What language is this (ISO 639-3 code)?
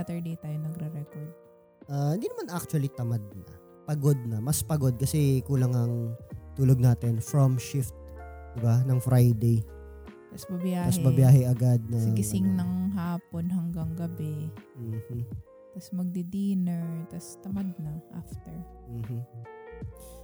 fil